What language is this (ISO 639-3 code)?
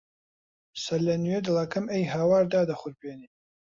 ckb